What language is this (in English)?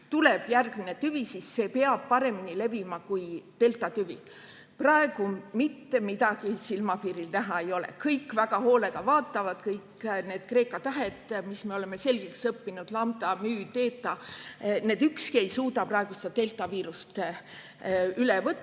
Estonian